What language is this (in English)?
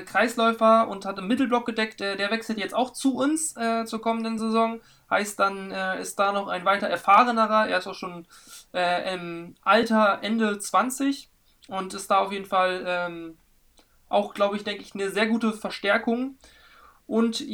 German